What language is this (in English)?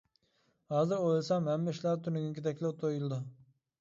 Uyghur